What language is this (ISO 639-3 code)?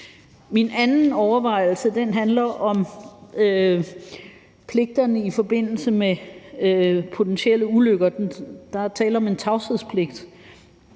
dan